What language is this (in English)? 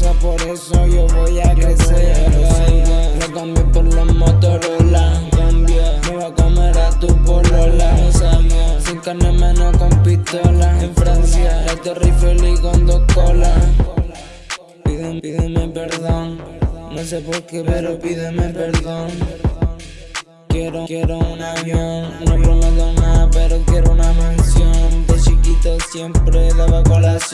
Indonesian